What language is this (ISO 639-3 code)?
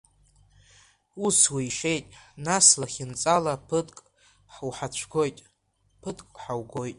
abk